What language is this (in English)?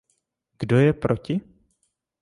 Czech